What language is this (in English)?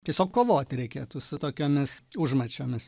Lithuanian